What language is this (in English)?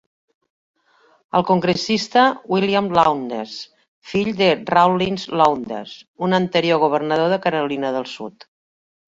Catalan